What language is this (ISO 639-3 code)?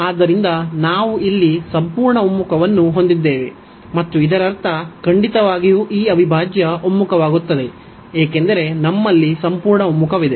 kan